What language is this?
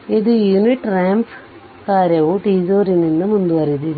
Kannada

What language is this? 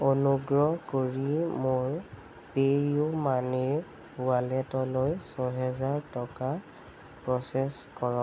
Assamese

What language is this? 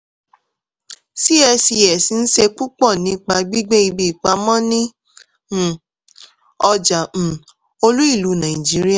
Yoruba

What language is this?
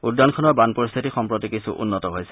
Assamese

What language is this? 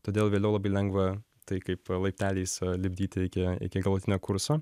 Lithuanian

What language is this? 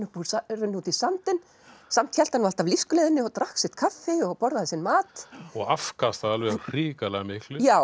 Icelandic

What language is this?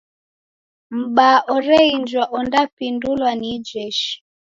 Taita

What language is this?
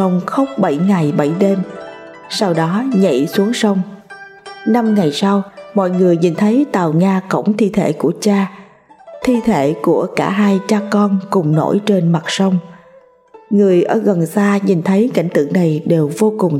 Vietnamese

